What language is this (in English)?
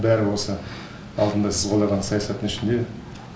Kazakh